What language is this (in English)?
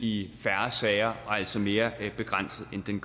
Danish